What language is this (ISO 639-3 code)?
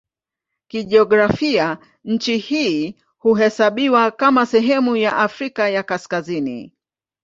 swa